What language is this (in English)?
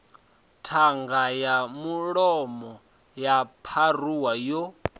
Venda